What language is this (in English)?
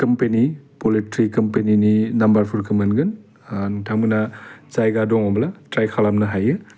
Bodo